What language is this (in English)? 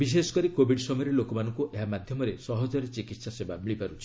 Odia